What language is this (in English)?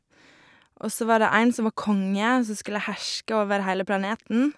Norwegian